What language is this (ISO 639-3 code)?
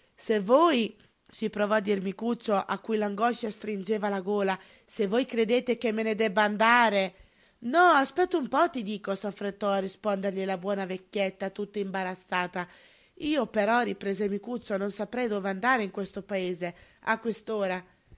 ita